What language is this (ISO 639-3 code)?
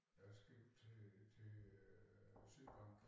dan